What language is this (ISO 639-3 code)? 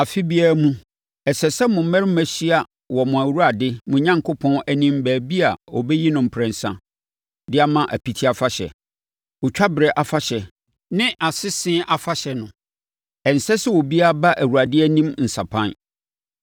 aka